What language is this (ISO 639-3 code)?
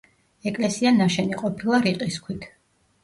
kat